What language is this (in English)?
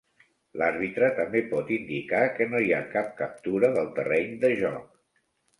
Catalan